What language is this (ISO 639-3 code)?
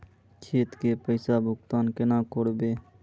mag